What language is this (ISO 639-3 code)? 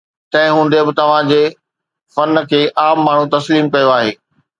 snd